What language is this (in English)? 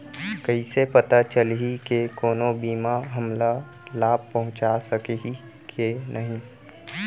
Chhattisgarhi